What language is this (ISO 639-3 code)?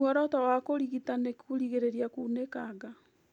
kik